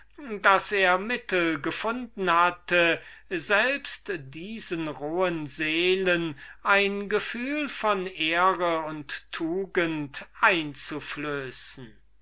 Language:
German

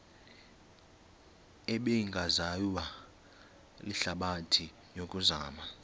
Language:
Xhosa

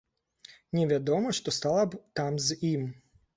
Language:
Belarusian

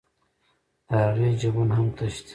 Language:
Pashto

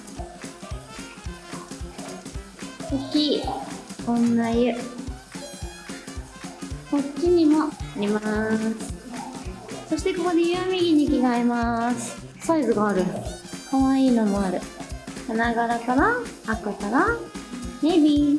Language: Japanese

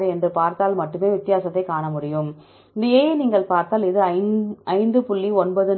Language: Tamil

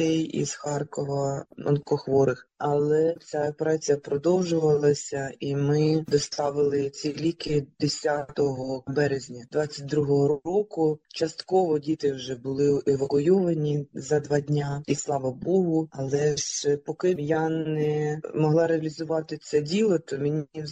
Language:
Ukrainian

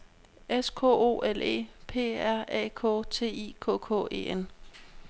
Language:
Danish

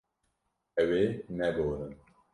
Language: Kurdish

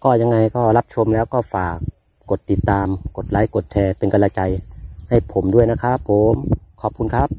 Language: Thai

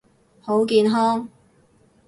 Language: Cantonese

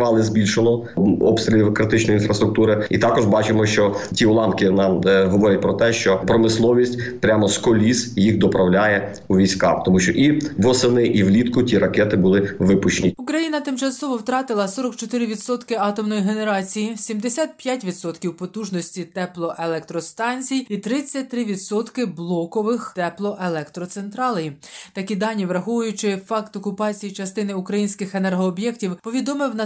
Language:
Ukrainian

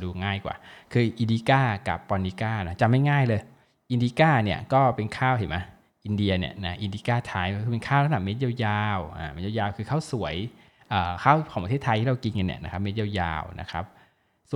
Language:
Thai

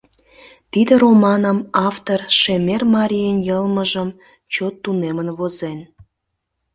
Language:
Mari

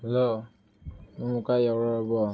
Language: Manipuri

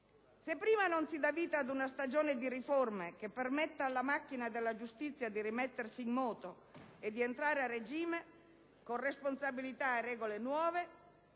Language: Italian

